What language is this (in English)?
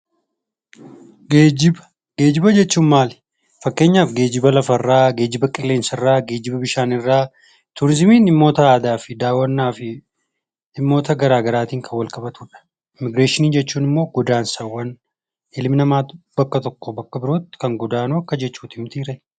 Oromo